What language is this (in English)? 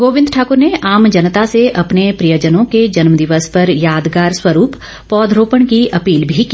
Hindi